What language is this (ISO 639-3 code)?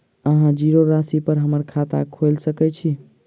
mai